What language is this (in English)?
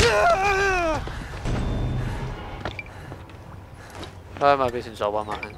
German